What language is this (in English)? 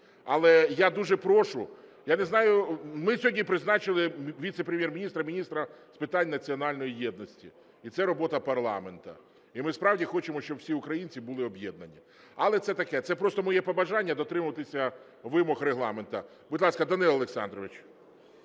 Ukrainian